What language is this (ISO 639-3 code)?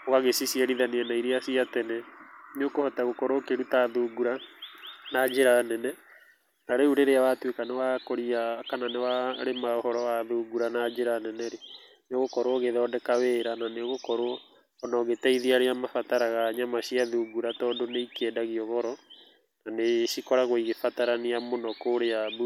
kik